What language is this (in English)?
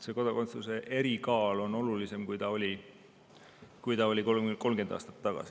Estonian